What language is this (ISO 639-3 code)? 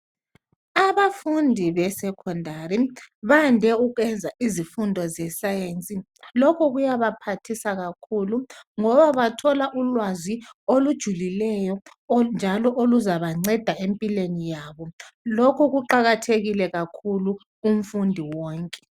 nde